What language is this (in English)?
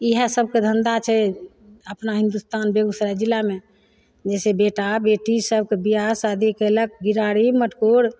Maithili